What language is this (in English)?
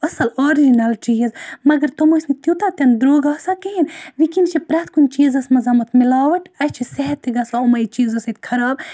Kashmiri